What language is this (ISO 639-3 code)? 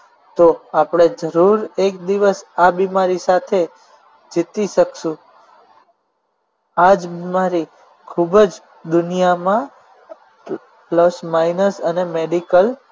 guj